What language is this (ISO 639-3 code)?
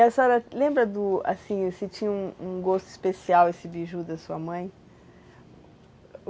por